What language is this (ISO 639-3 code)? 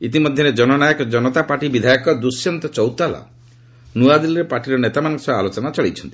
ori